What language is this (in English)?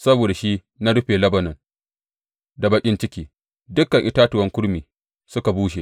Hausa